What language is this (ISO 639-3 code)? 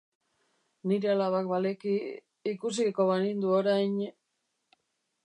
eus